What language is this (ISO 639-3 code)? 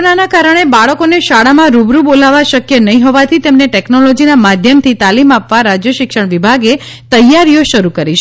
guj